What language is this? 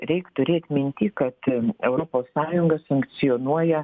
Lithuanian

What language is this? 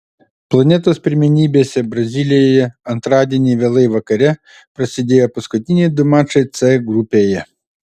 Lithuanian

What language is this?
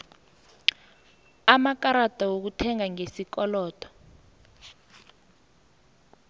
South Ndebele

